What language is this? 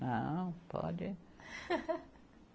Portuguese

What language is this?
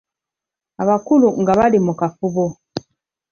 Ganda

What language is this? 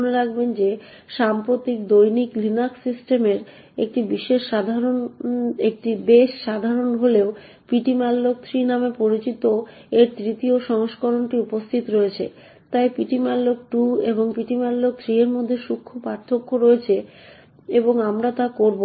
Bangla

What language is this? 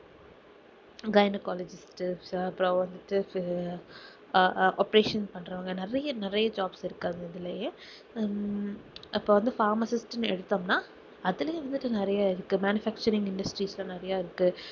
Tamil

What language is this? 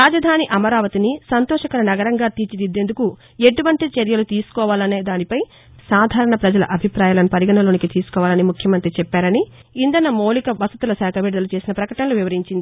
Telugu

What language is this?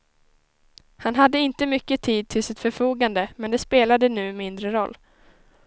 Swedish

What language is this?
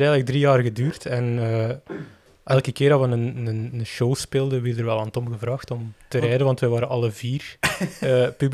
Dutch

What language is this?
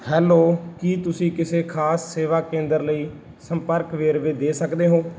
Punjabi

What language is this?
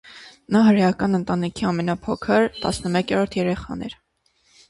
Armenian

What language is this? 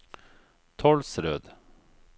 Norwegian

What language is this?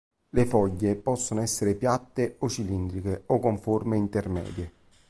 Italian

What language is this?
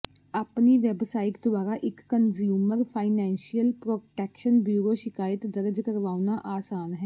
Punjabi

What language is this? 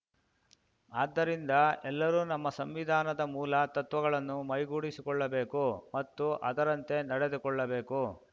Kannada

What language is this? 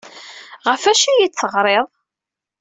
Kabyle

